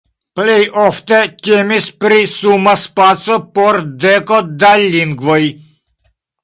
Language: Esperanto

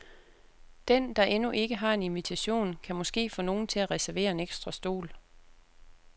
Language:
Danish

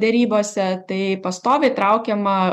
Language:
Lithuanian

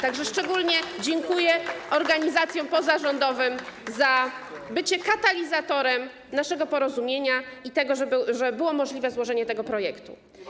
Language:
Polish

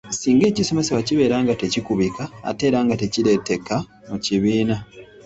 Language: Ganda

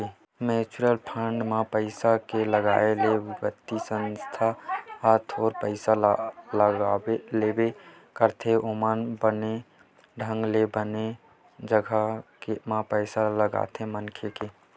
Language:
Chhattisgarhi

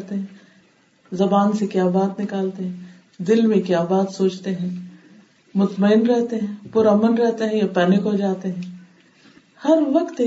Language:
Urdu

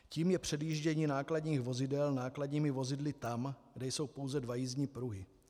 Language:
Czech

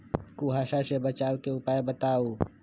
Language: Magahi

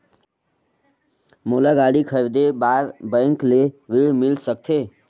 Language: Chhattisgarhi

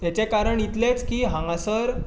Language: Konkani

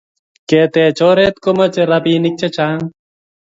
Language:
Kalenjin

